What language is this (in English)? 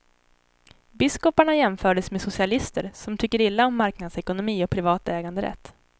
Swedish